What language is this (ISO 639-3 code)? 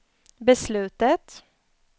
swe